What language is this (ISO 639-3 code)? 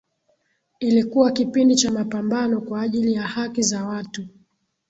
swa